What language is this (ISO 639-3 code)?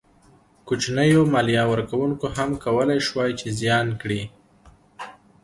pus